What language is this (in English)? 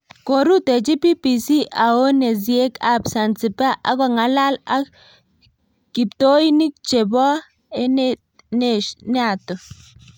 Kalenjin